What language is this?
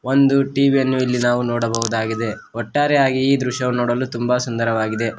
Kannada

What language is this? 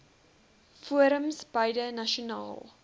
Afrikaans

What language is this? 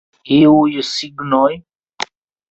Esperanto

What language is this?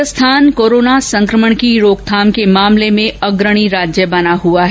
Hindi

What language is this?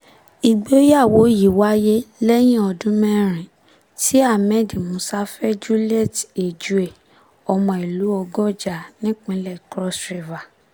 Yoruba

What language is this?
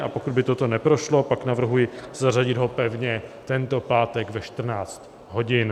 Czech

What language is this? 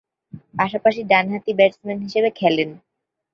Bangla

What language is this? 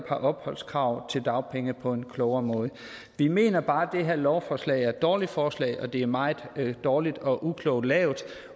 Danish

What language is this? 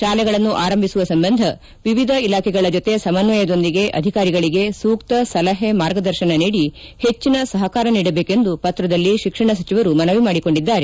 Kannada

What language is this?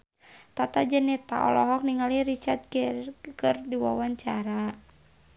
Sundanese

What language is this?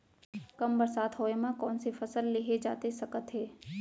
Chhattisgarhi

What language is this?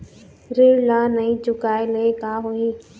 Chhattisgarhi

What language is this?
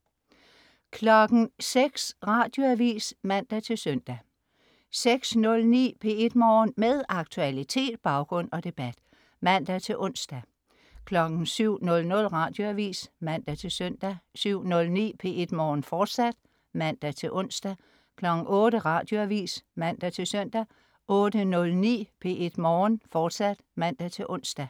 Danish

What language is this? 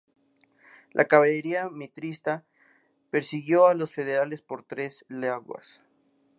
Spanish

